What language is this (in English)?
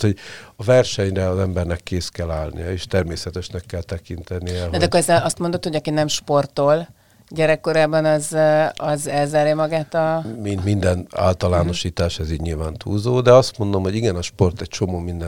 Hungarian